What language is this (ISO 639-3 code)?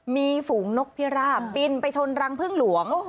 tha